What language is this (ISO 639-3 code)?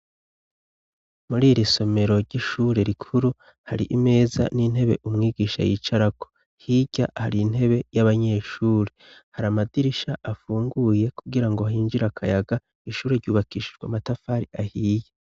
run